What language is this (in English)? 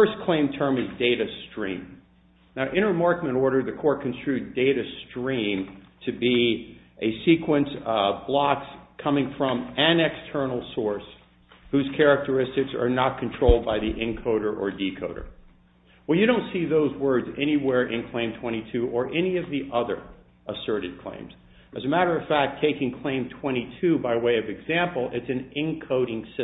English